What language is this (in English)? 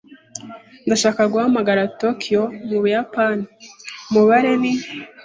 Kinyarwanda